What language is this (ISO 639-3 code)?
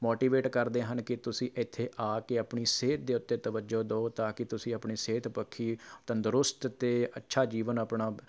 pan